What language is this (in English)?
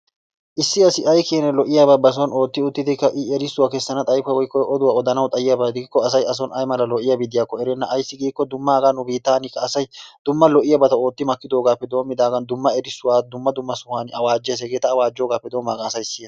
Wolaytta